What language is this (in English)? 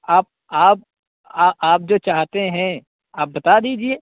Urdu